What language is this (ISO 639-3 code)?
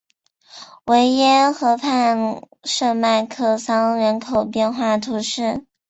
zho